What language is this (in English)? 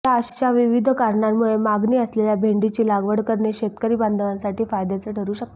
Marathi